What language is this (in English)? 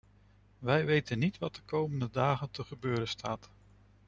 Dutch